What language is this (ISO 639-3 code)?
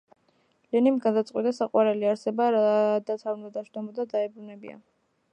kat